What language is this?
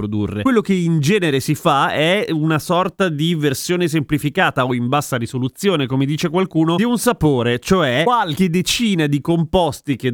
Italian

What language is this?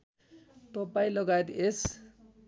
Nepali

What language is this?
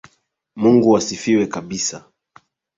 Swahili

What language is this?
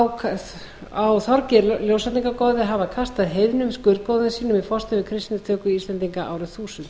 Icelandic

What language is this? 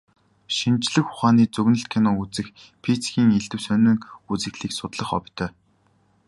Mongolian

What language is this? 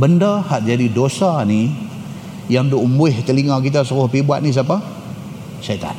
Malay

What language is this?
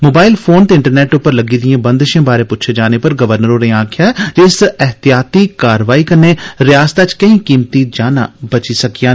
Dogri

